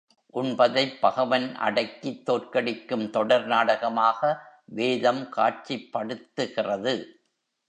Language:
Tamil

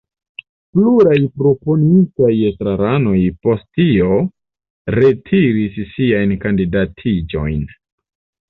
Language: Esperanto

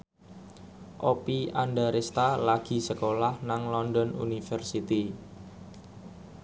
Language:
Javanese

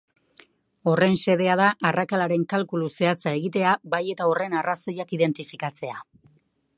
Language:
Basque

